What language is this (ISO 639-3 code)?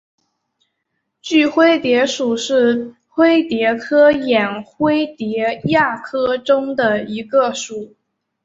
zho